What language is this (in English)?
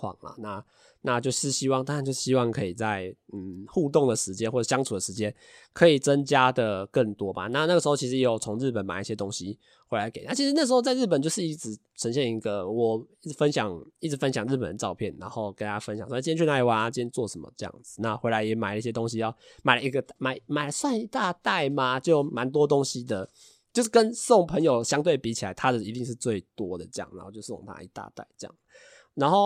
Chinese